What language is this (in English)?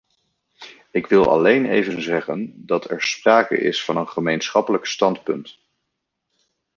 Dutch